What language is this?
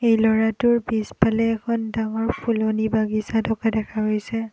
Assamese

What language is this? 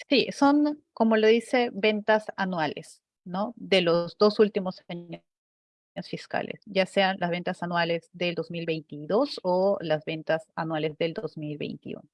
Spanish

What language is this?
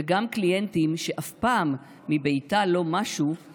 Hebrew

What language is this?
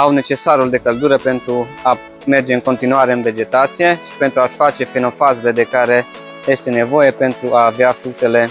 Romanian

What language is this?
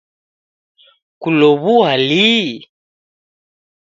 Taita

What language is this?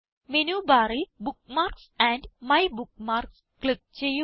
Malayalam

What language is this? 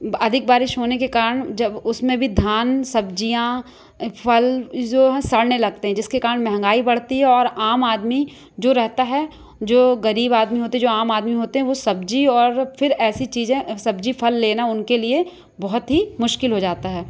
Hindi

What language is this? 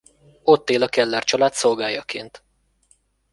Hungarian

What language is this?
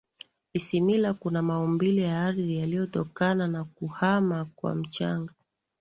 Swahili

